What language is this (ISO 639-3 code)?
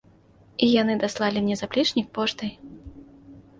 bel